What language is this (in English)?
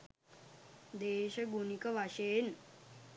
Sinhala